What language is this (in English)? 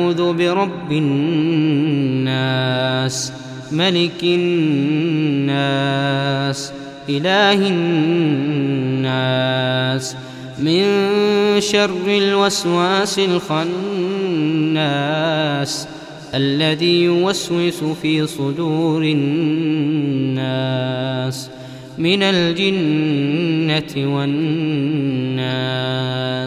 Arabic